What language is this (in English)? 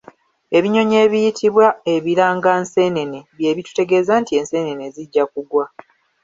Ganda